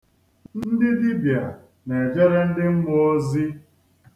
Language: Igbo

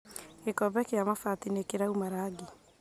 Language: Kikuyu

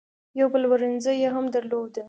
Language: Pashto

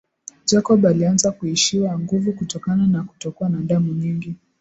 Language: Swahili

